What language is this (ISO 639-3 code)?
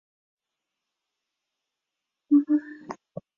zho